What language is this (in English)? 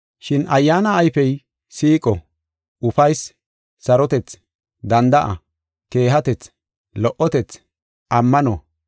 Gofa